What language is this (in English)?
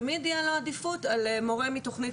Hebrew